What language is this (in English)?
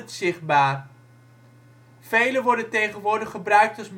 Dutch